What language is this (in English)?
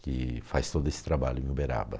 Portuguese